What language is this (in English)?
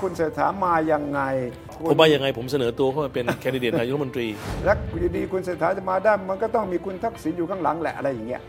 Thai